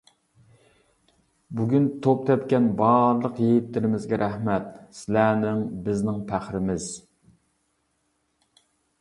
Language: Uyghur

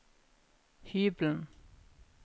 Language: Norwegian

